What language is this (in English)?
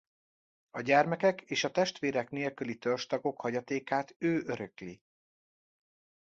Hungarian